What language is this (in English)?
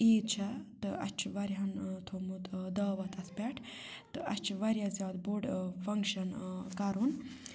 Kashmiri